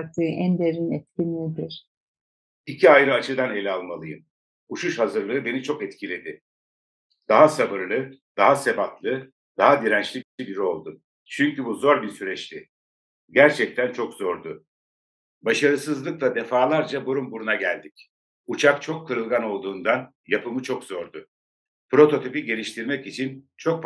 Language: Turkish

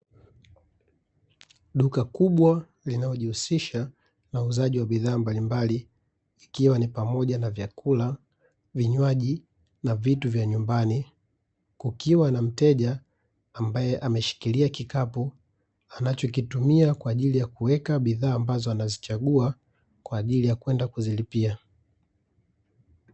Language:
Swahili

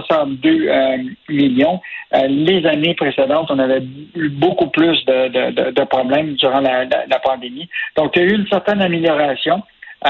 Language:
French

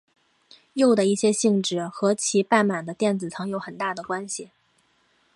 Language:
Chinese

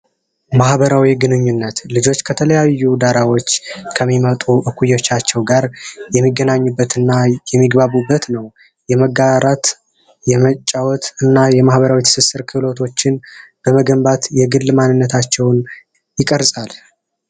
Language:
Amharic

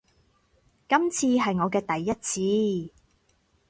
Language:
Cantonese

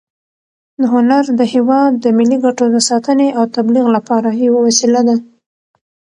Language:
Pashto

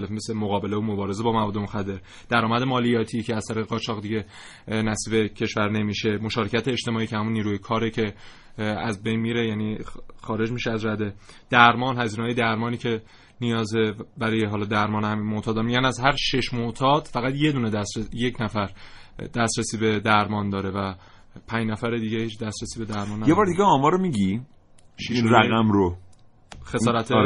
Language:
Persian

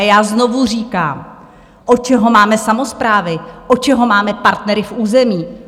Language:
Czech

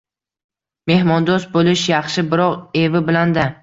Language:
Uzbek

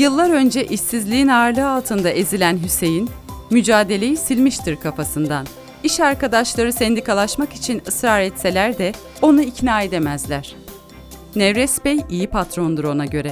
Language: Turkish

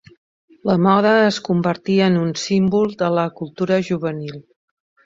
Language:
Catalan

